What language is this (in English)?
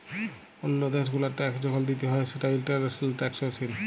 Bangla